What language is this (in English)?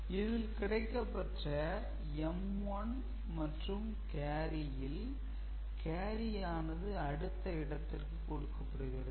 Tamil